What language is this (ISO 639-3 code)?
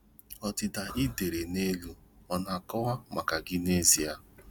ibo